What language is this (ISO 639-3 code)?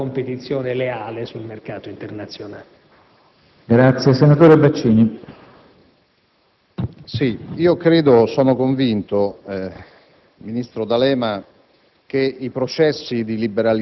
ita